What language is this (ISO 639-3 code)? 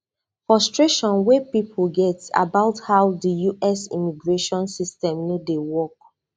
pcm